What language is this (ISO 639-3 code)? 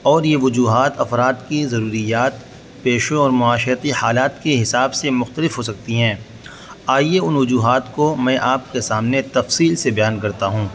urd